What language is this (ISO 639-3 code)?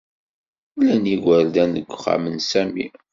kab